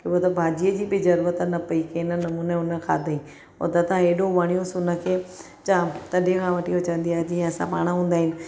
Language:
Sindhi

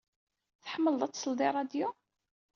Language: Kabyle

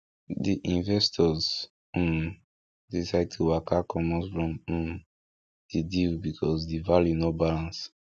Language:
Nigerian Pidgin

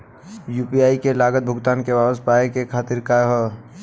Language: Bhojpuri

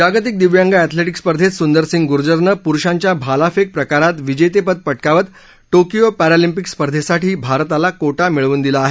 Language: Marathi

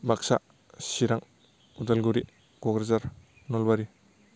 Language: Bodo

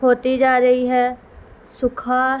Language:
Urdu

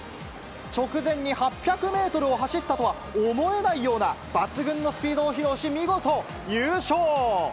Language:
Japanese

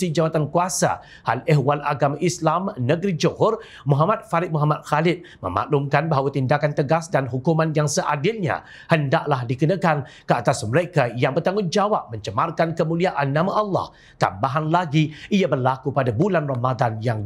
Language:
Malay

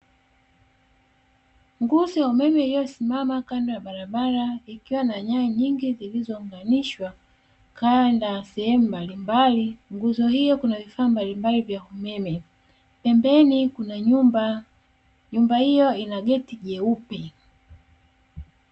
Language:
Swahili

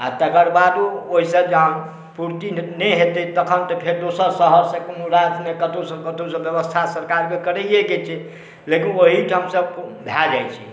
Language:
Maithili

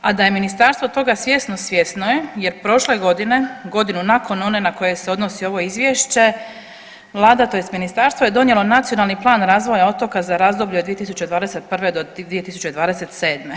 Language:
Croatian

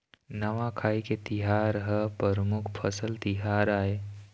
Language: Chhattisgarhi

